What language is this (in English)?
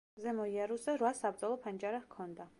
Georgian